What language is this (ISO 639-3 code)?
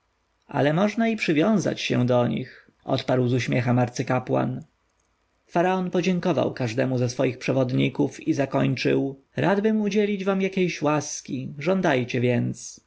pol